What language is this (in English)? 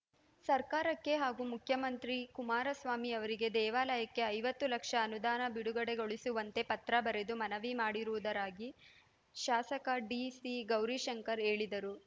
Kannada